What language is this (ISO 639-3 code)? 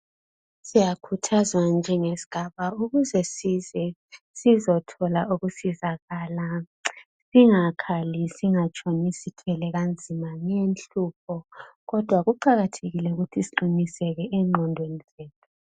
nde